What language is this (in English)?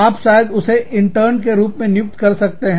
Hindi